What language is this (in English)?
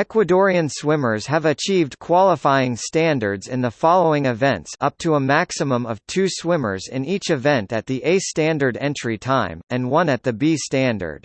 English